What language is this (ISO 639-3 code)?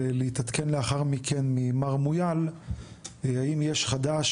heb